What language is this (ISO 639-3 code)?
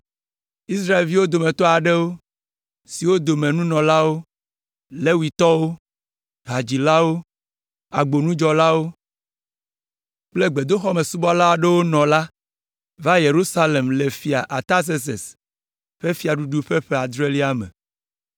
ewe